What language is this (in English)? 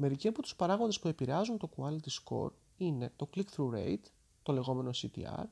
Greek